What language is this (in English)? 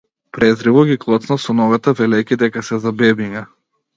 Macedonian